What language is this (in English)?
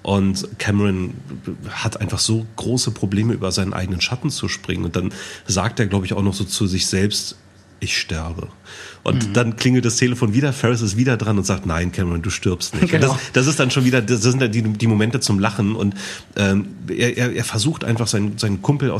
German